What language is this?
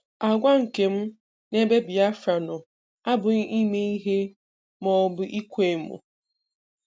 Igbo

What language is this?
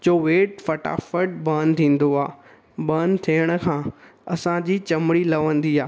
Sindhi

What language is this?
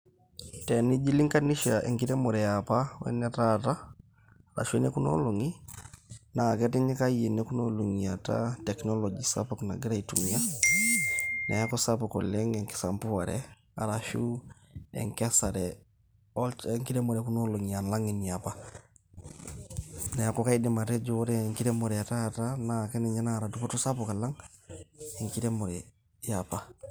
Masai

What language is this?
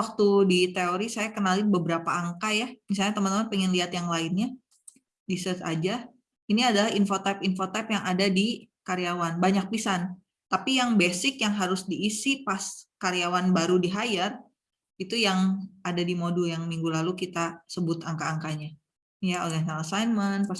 Indonesian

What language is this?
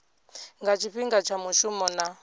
Venda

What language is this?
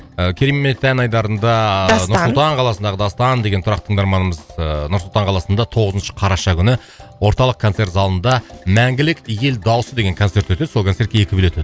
Kazakh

